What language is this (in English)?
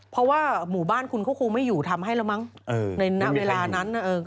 Thai